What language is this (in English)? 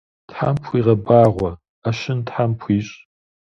Kabardian